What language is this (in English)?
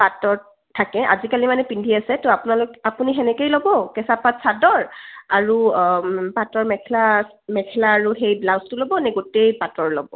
Assamese